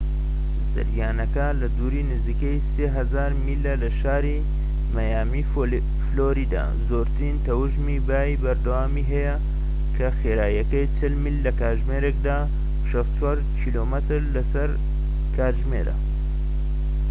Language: Central Kurdish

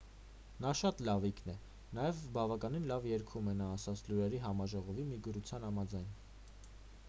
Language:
Armenian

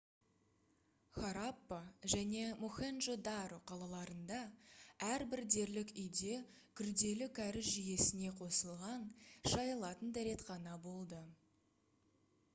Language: Kazakh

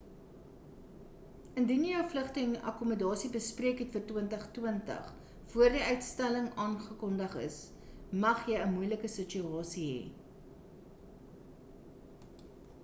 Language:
Afrikaans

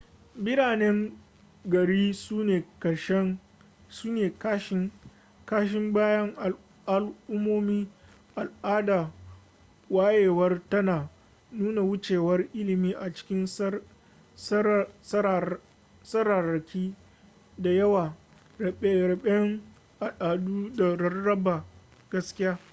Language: Hausa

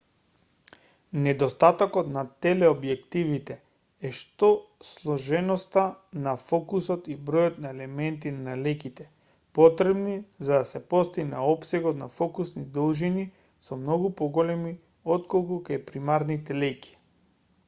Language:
Macedonian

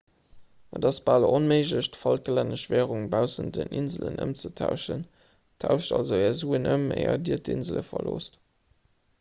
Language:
Luxembourgish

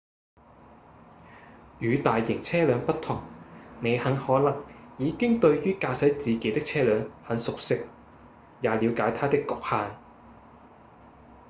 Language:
Cantonese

